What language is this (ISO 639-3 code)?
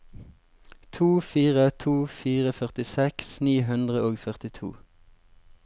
nor